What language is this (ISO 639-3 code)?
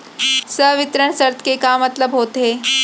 hne